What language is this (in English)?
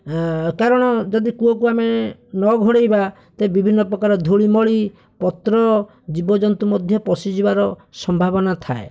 Odia